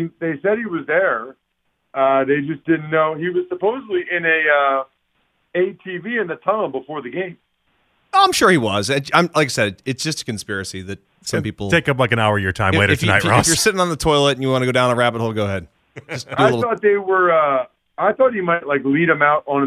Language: English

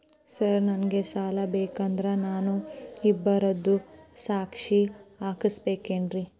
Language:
Kannada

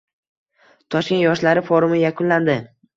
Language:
Uzbek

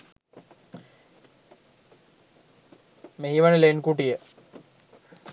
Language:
Sinhala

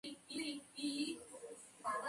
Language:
Spanish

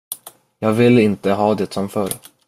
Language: Swedish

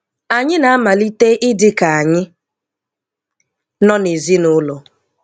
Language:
Igbo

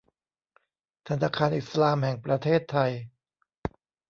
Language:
Thai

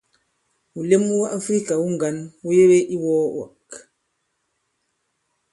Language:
Bankon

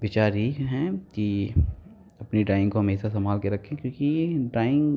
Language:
Hindi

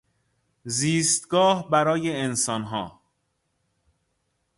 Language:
Persian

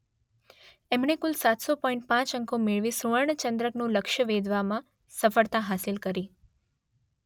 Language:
Gujarati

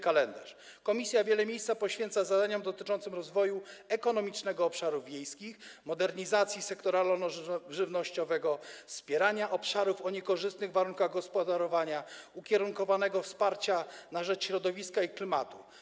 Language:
Polish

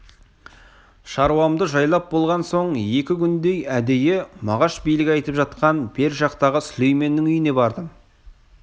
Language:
Kazakh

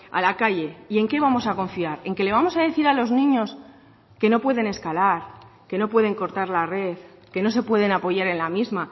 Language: Spanish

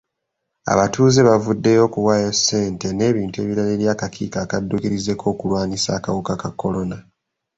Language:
Ganda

